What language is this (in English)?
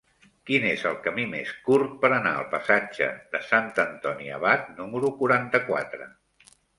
Catalan